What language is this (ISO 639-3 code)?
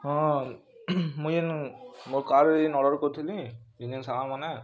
ori